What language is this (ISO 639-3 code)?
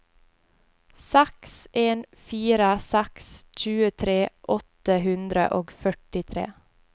nor